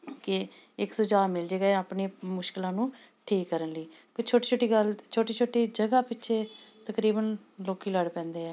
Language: Punjabi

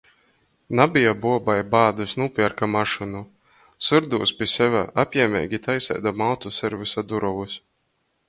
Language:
Latgalian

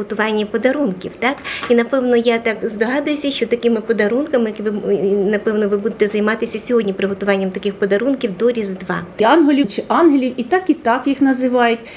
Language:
Ukrainian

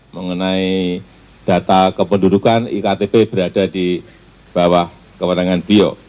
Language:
Indonesian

